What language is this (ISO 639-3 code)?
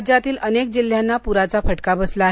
mar